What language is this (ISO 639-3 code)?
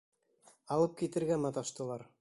bak